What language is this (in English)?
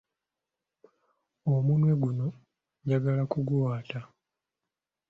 Ganda